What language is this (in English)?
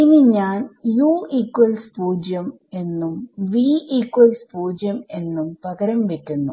Malayalam